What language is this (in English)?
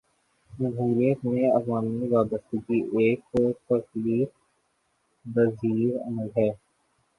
Urdu